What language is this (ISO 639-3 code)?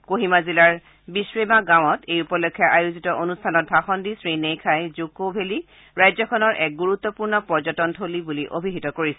asm